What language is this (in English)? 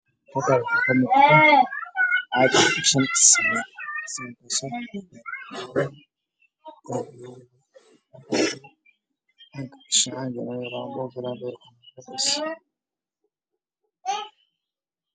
Somali